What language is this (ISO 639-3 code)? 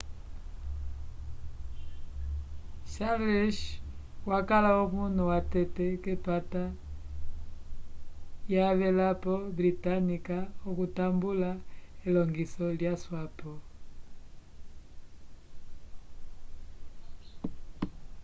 umb